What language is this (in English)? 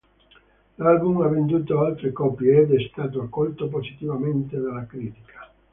Italian